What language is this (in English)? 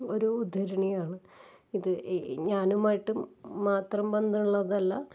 Malayalam